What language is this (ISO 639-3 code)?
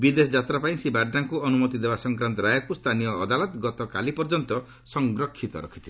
ori